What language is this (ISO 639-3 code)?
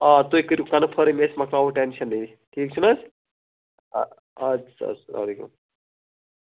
kas